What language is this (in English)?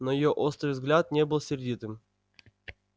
Russian